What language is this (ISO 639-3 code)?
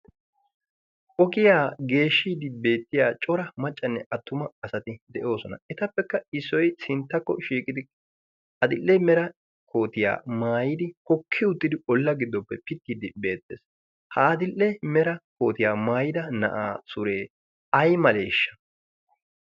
wal